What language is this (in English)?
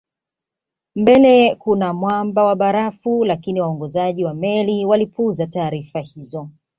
Swahili